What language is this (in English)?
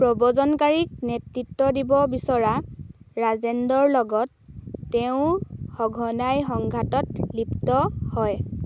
Assamese